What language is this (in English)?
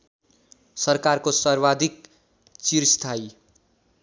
Nepali